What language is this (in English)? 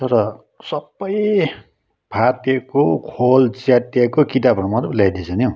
Nepali